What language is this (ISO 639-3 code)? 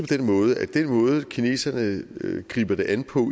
dan